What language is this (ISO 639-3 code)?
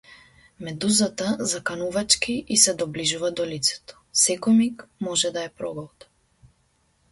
mkd